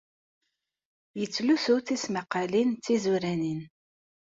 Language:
Kabyle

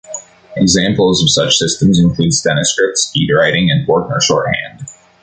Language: English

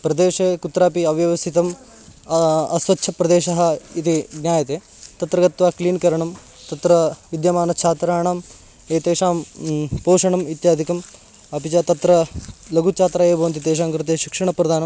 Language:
Sanskrit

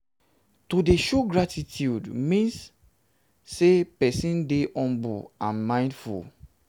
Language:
Nigerian Pidgin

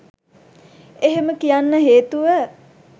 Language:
Sinhala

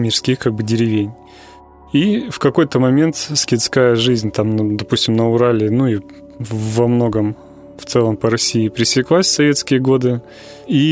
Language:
Russian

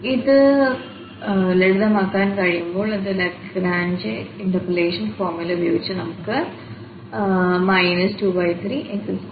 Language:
Malayalam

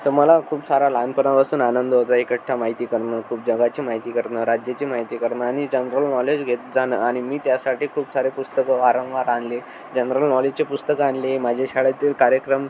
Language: Marathi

